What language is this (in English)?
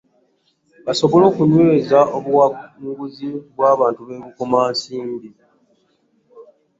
Ganda